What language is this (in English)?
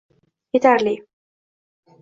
Uzbek